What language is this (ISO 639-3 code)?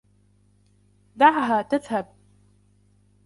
ara